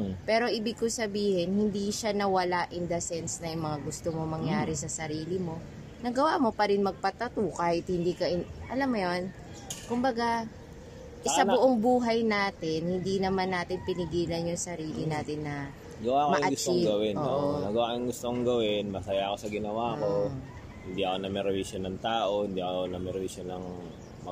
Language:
Filipino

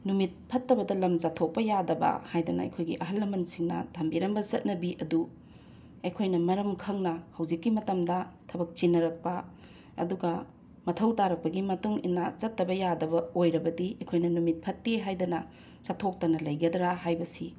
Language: Manipuri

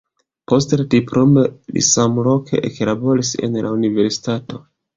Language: Esperanto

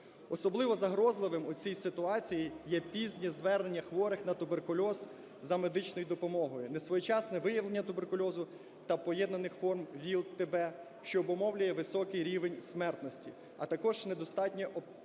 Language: Ukrainian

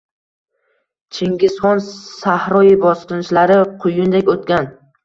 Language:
Uzbek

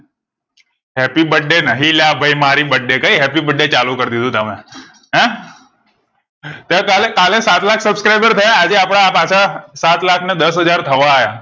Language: Gujarati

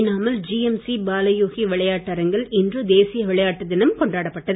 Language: Tamil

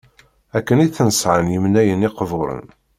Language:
Kabyle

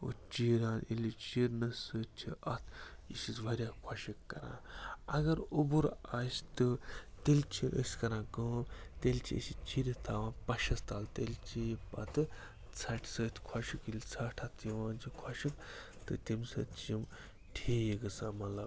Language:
Kashmiri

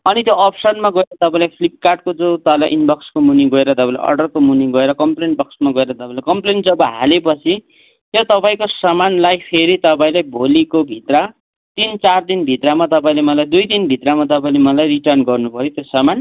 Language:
Nepali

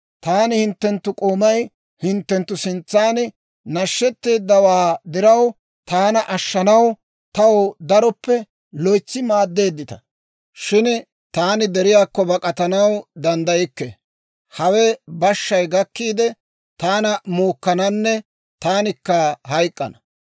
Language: Dawro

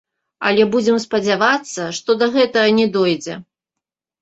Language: Belarusian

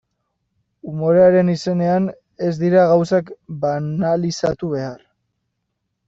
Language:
Basque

